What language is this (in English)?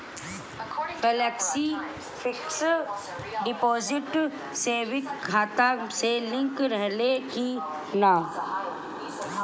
Bhojpuri